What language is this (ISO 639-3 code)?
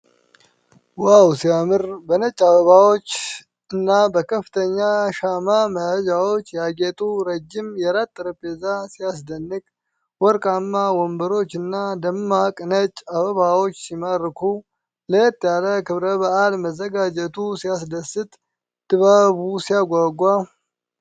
amh